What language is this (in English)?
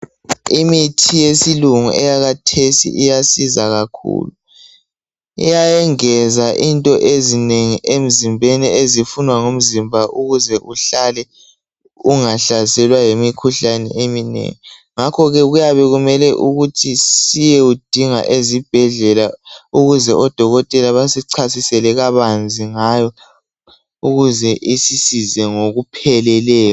North Ndebele